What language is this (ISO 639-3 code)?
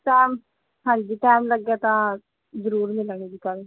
pan